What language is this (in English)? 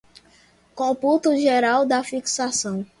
Portuguese